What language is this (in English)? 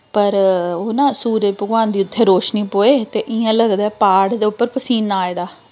Dogri